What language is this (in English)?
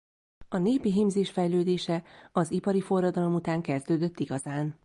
Hungarian